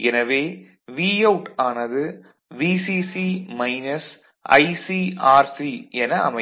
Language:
Tamil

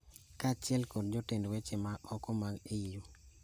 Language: Luo (Kenya and Tanzania)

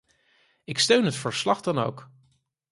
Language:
Dutch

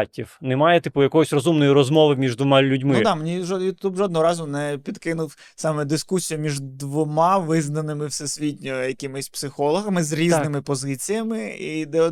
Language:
Ukrainian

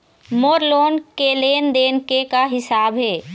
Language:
Chhattisgarhi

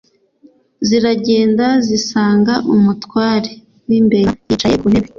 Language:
Kinyarwanda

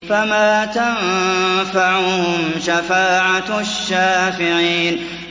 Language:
Arabic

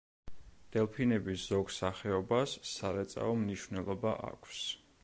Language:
Georgian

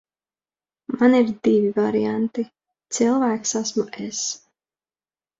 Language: Latvian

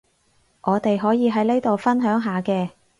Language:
Cantonese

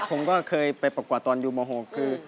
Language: Thai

